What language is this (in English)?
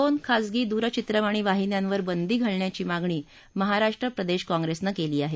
Marathi